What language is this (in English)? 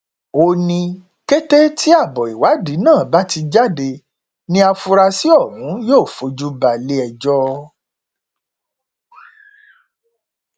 Yoruba